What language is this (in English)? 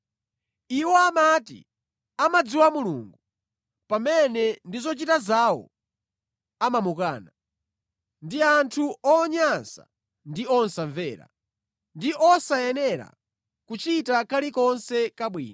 Nyanja